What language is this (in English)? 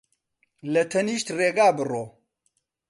Central Kurdish